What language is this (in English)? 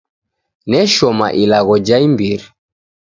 Taita